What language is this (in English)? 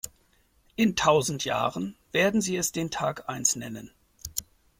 German